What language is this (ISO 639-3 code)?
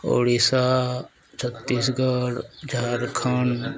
ori